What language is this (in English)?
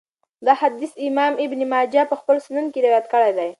Pashto